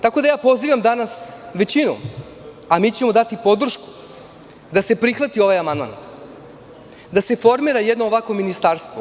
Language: Serbian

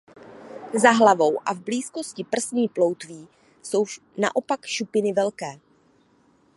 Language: Czech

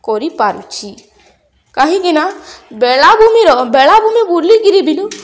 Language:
Odia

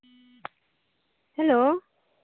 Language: Santali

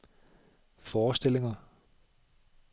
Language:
Danish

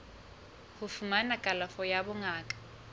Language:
Southern Sotho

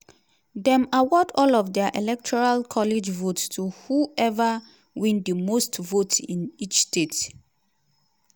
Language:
Nigerian Pidgin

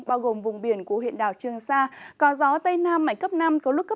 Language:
Vietnamese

